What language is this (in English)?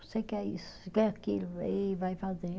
Portuguese